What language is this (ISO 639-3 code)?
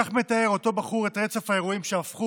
heb